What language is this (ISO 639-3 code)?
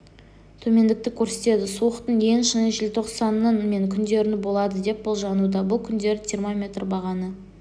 kaz